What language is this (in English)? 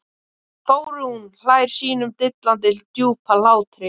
Icelandic